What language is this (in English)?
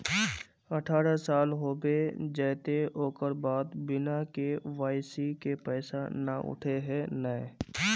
Magahi